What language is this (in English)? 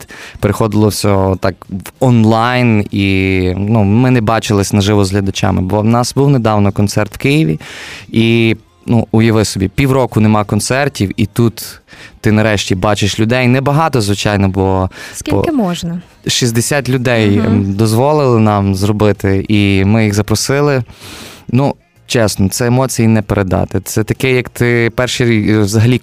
Ukrainian